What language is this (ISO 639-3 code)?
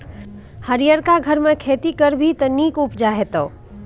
mai